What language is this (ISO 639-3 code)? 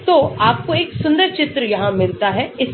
hin